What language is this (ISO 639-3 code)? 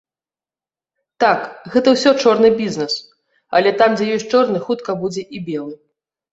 bel